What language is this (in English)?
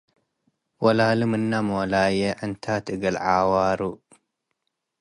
Tigre